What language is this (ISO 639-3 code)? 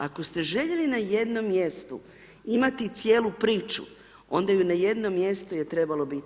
hrv